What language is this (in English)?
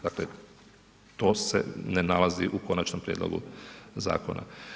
Croatian